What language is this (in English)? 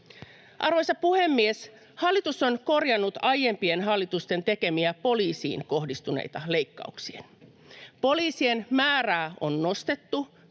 Finnish